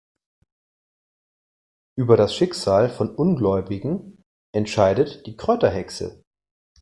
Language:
German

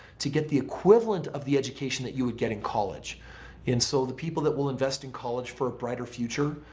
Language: English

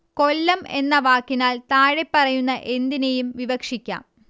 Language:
Malayalam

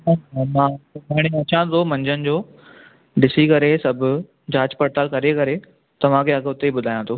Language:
Sindhi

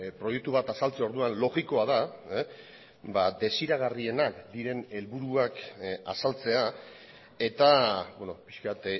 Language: Basque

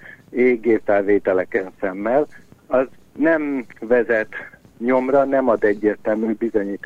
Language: Hungarian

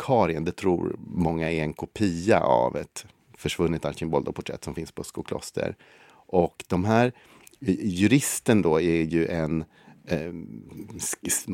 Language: Swedish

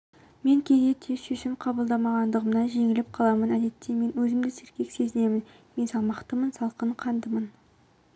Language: Kazakh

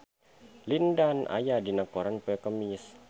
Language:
Sundanese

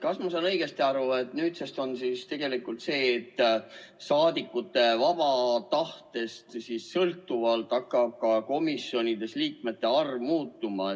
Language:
Estonian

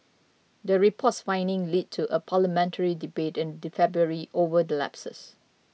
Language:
English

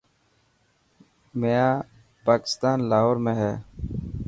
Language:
Dhatki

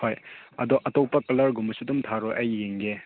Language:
Manipuri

